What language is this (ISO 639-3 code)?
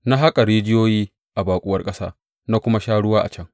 hau